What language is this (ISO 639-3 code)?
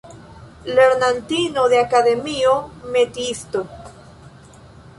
epo